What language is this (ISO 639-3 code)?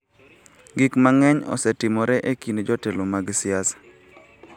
luo